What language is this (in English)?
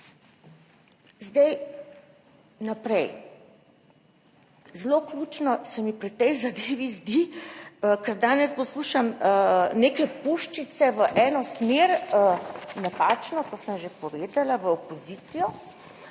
Slovenian